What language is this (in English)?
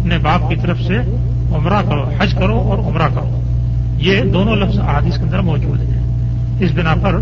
Urdu